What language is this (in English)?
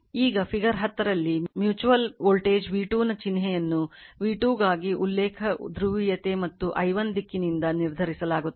Kannada